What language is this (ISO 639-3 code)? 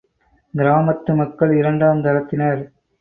tam